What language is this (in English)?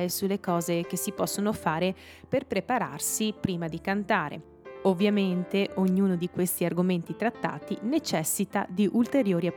Italian